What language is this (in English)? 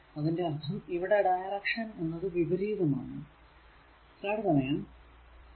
Malayalam